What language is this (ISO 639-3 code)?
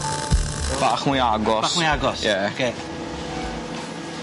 cym